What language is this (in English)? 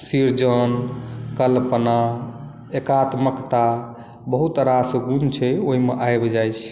Maithili